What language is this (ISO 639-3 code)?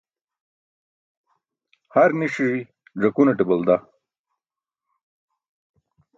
bsk